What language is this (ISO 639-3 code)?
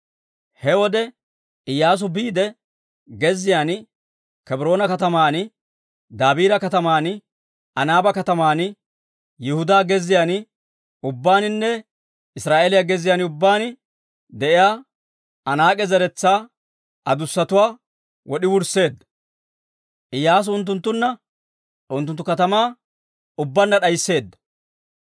dwr